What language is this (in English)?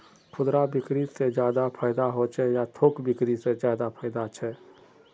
Magahi